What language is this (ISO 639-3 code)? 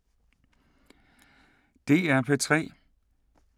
dan